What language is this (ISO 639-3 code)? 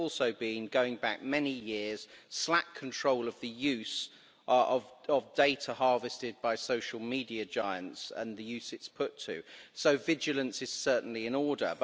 eng